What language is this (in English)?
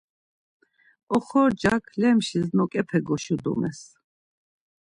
Laz